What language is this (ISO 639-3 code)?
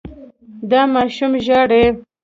pus